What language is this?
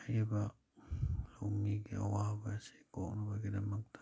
Manipuri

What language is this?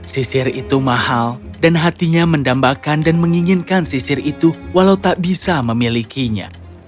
Indonesian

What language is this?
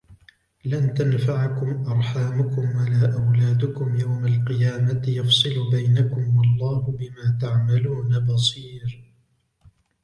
Arabic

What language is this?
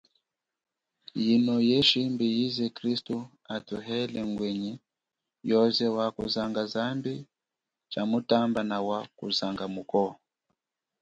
Chokwe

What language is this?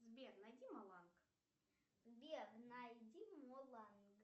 Russian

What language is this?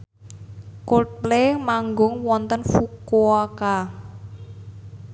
Javanese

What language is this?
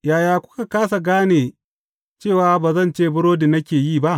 Hausa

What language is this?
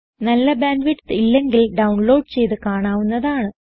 Malayalam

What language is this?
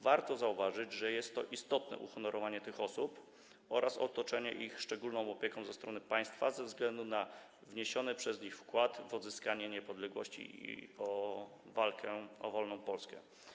Polish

